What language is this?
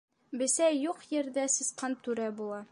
Bashkir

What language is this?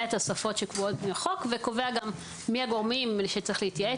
Hebrew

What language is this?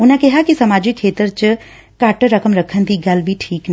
Punjabi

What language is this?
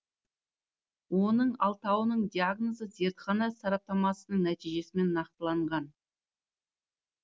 Kazakh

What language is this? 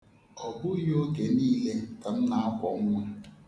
Igbo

